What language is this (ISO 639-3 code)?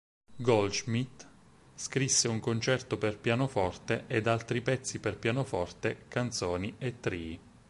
ita